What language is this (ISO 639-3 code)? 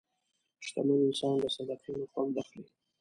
pus